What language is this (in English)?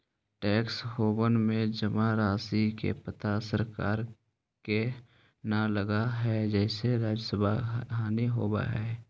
Magahi